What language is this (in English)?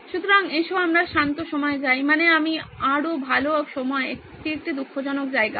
Bangla